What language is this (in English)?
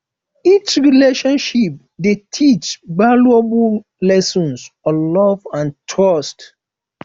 Nigerian Pidgin